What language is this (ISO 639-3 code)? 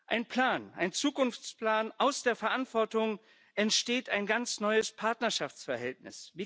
deu